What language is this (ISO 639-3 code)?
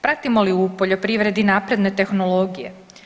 hrv